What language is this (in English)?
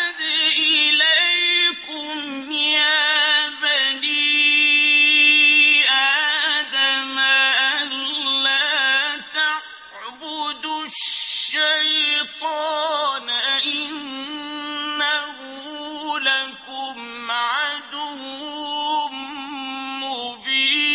Arabic